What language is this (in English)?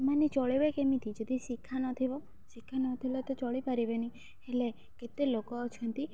Odia